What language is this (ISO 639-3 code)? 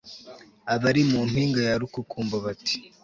kin